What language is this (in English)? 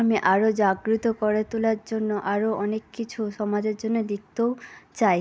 Bangla